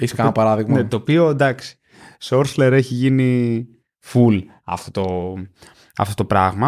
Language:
Greek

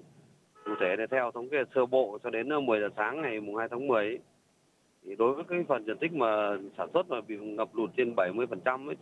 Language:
Vietnamese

